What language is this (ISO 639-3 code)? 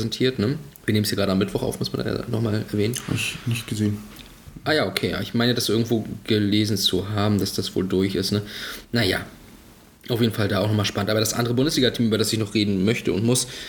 deu